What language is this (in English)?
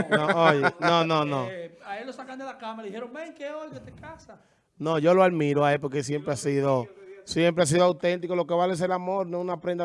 Spanish